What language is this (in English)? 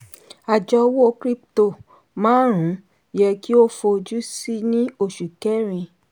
Yoruba